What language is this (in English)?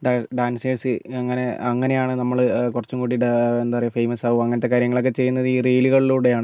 Malayalam